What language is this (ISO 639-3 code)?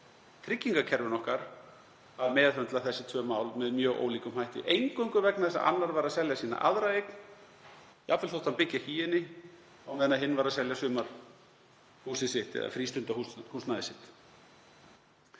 isl